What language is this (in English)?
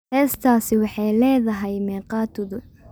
Somali